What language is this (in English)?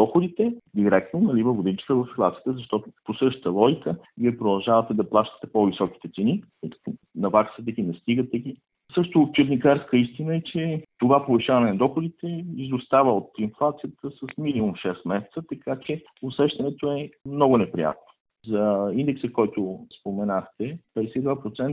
Bulgarian